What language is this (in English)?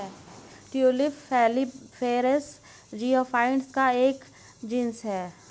Hindi